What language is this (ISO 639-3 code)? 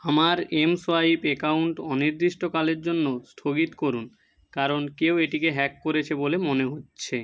ben